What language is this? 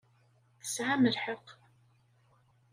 Kabyle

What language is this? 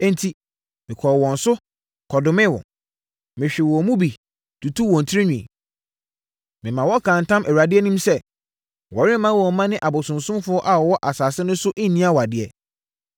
Akan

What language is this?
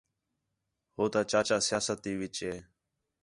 Khetrani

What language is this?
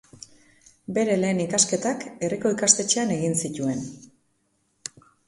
Basque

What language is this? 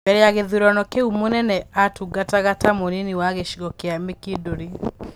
Kikuyu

